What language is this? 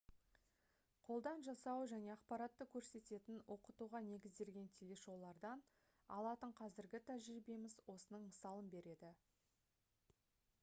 Kazakh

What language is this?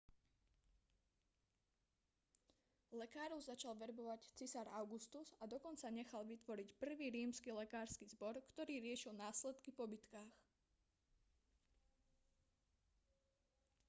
Slovak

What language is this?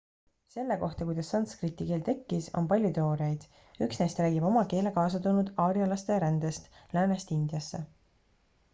Estonian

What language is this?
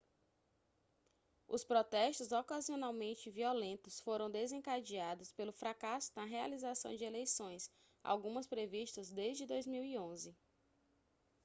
Portuguese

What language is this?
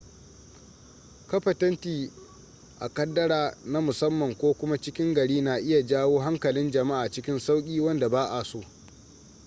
Hausa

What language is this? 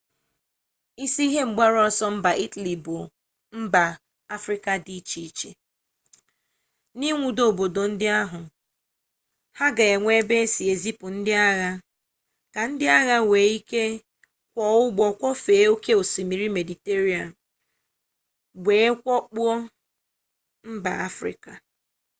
Igbo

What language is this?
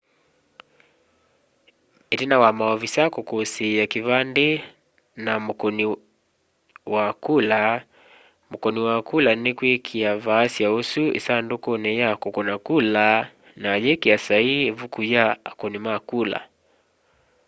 Kamba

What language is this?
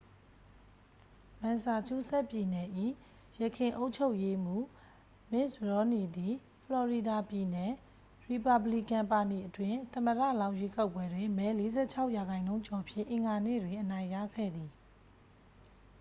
Burmese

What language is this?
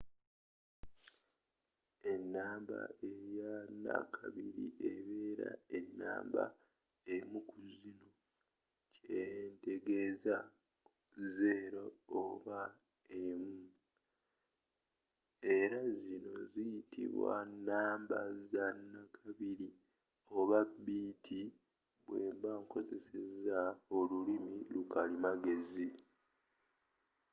Ganda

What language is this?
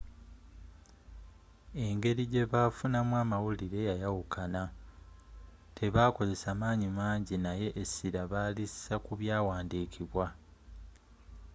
Ganda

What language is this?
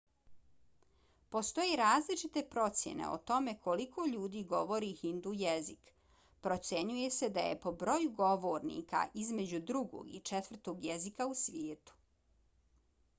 Bosnian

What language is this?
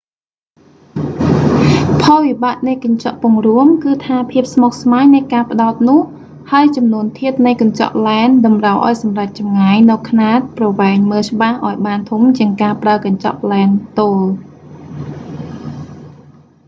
Khmer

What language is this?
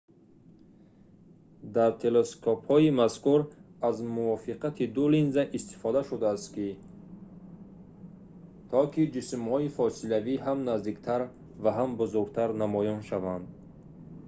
Tajik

